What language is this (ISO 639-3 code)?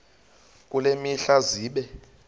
xho